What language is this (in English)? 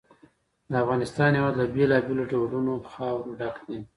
Pashto